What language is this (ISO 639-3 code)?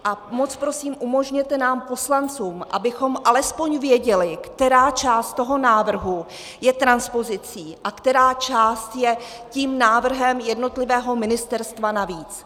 ces